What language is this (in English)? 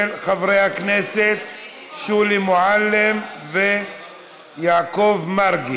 Hebrew